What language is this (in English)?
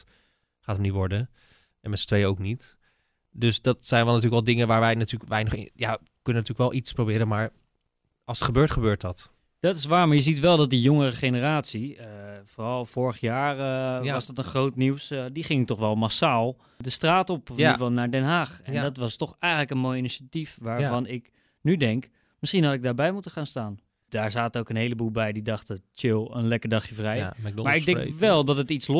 Dutch